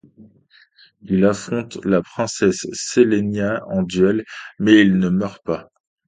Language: French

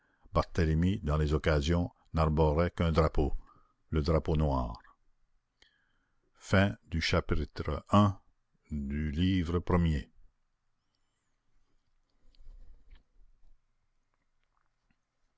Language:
French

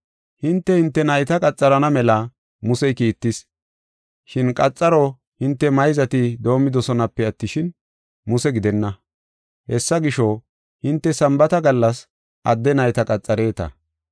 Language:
Gofa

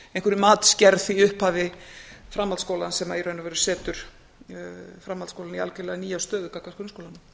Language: Icelandic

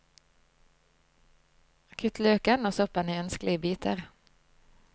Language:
Norwegian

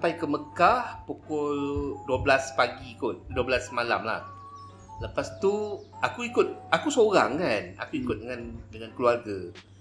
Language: Malay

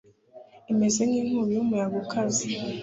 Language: Kinyarwanda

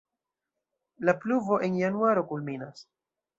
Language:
Esperanto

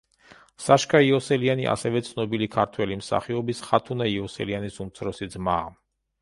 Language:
Georgian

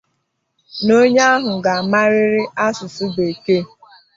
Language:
Igbo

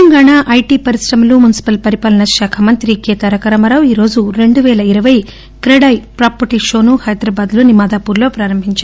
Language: Telugu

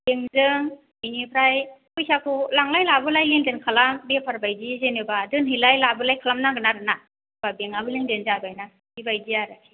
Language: Bodo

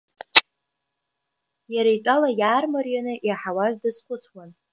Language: Abkhazian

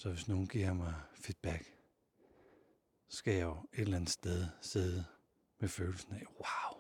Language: Danish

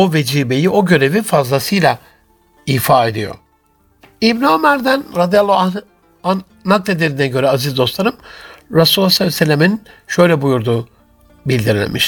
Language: Turkish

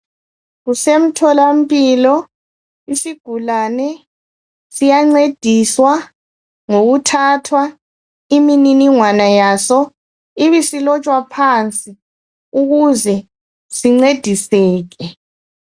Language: North Ndebele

